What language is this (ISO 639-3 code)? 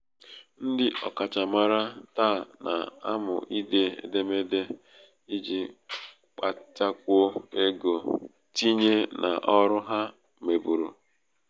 ibo